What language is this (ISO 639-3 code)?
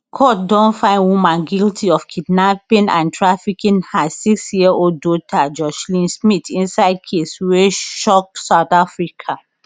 pcm